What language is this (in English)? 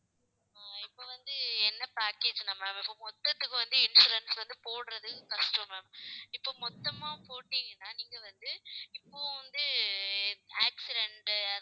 Tamil